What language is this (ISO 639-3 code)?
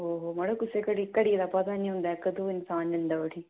doi